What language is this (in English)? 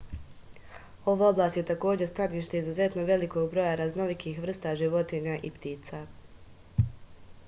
Serbian